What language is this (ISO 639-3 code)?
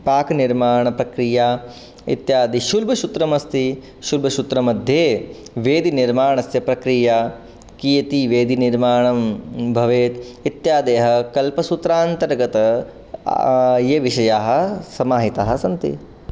san